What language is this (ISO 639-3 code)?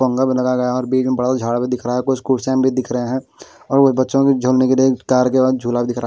hin